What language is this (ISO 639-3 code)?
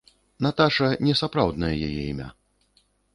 bel